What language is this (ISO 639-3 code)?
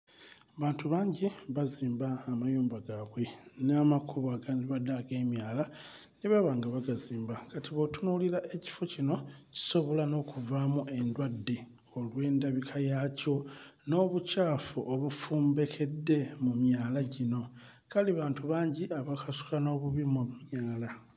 lug